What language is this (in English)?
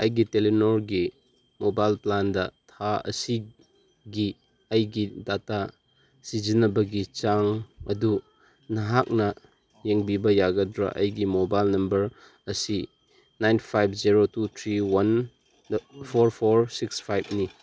Manipuri